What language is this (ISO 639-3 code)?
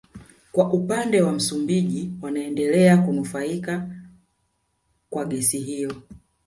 swa